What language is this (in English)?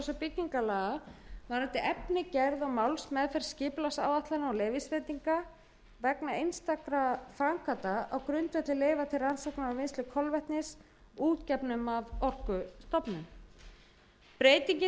Icelandic